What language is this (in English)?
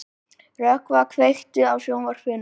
Icelandic